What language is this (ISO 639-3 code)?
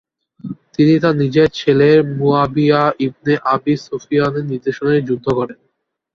ben